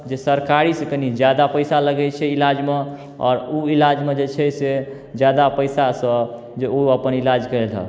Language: Maithili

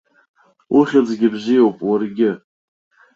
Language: Abkhazian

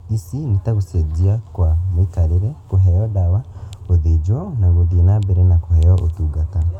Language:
Kikuyu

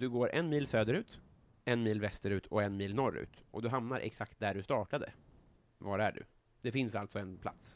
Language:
Swedish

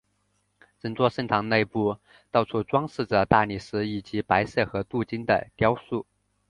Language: Chinese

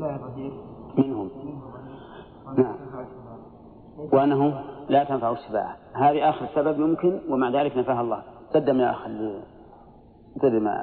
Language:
Arabic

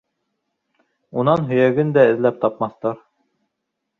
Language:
Bashkir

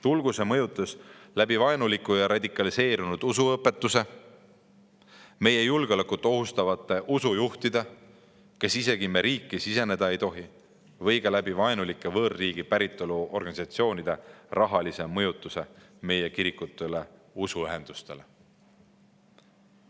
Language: Estonian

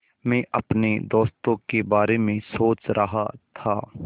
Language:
Hindi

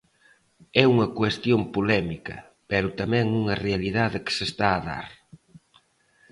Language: Galician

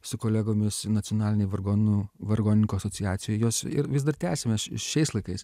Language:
Lithuanian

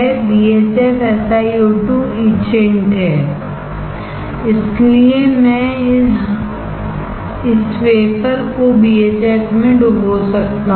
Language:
Hindi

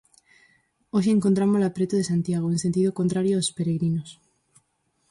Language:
Galician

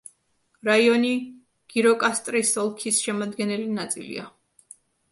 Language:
Georgian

